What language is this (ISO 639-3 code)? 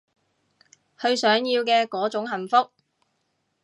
yue